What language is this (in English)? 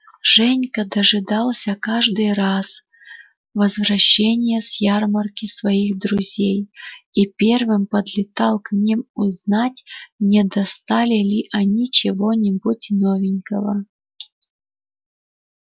Russian